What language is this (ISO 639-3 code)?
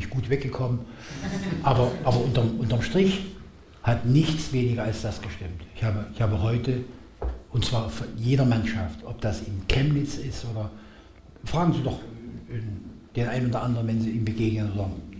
deu